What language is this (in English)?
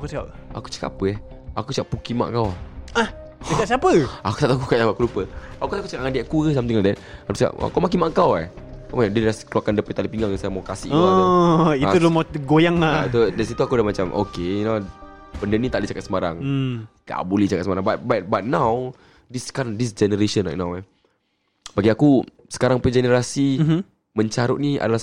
Malay